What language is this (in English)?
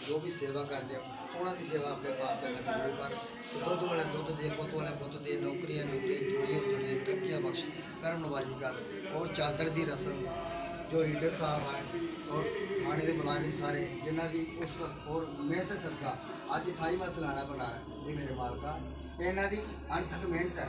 Hindi